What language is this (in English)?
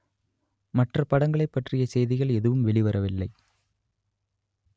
Tamil